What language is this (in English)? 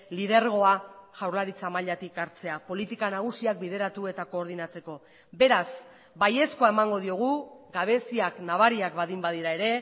Basque